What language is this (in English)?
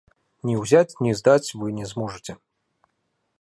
Belarusian